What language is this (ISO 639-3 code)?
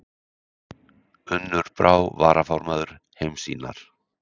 isl